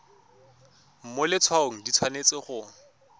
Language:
Tswana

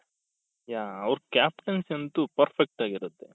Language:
Kannada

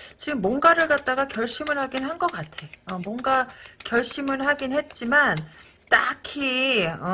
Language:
Korean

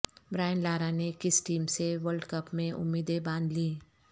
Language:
Urdu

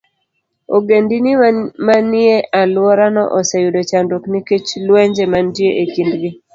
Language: Luo (Kenya and Tanzania)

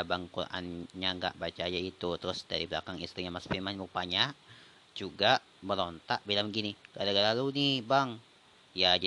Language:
Indonesian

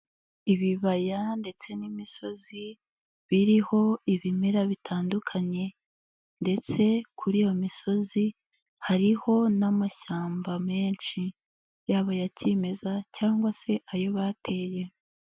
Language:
Kinyarwanda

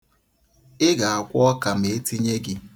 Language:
Igbo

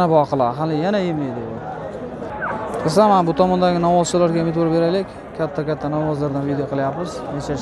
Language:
Turkish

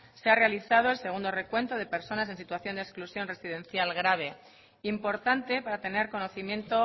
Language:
Spanish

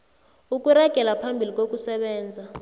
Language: South Ndebele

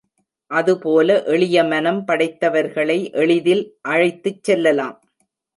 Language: Tamil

